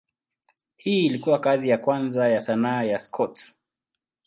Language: Swahili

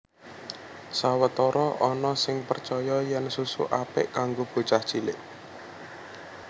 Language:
Javanese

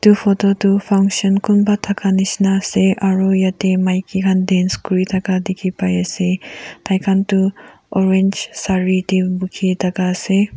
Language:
Naga Pidgin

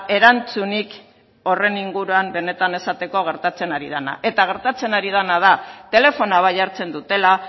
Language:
Basque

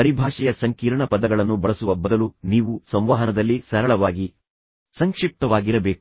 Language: Kannada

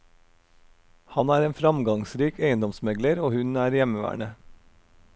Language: Norwegian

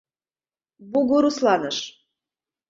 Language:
Mari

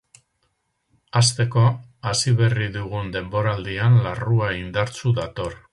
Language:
Basque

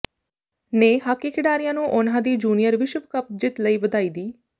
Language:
Punjabi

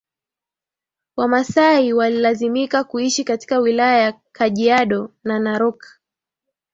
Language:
Swahili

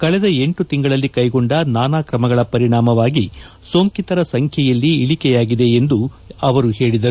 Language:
Kannada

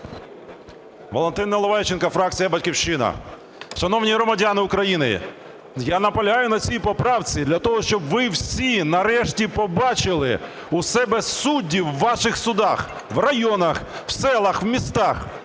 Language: Ukrainian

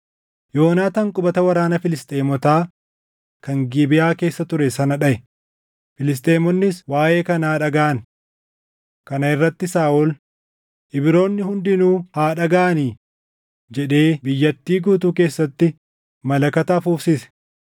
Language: Oromo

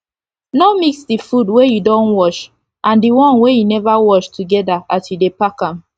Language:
Nigerian Pidgin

